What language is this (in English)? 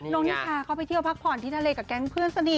Thai